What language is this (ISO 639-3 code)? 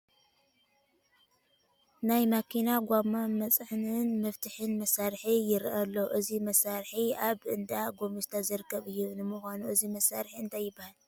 tir